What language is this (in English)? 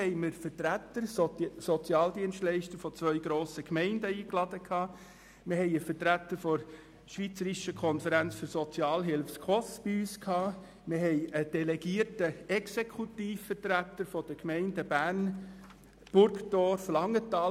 Swiss German